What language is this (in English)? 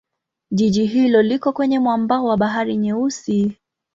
Swahili